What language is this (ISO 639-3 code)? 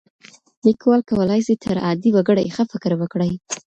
pus